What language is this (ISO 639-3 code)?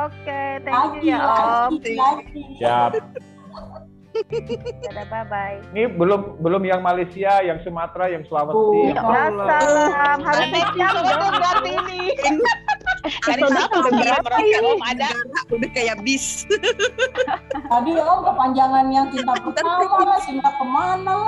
ind